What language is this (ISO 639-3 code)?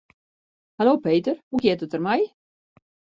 fry